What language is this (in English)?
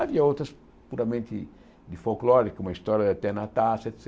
Portuguese